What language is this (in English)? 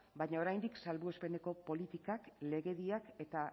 Basque